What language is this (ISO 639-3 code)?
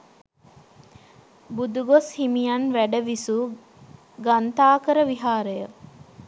sin